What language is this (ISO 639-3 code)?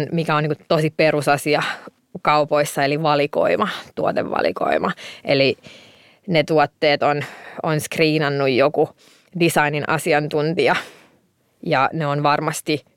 fin